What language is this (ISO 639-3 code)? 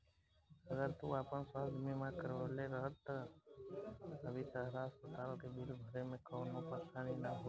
bho